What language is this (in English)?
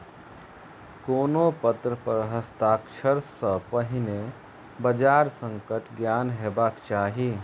Maithili